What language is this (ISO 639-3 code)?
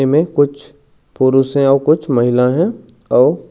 hne